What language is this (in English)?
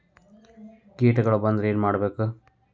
Kannada